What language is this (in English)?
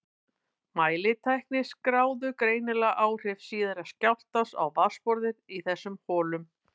Icelandic